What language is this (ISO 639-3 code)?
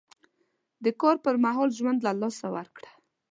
pus